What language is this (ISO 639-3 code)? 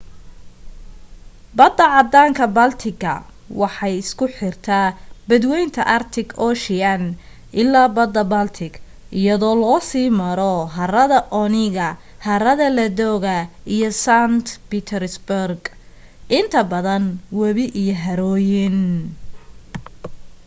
som